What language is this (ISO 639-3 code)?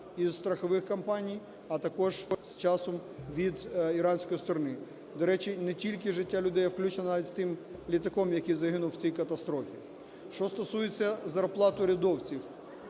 ukr